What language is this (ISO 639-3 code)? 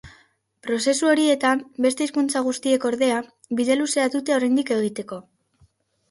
eus